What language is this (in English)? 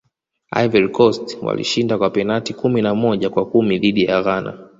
Swahili